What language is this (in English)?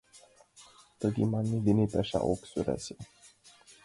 Mari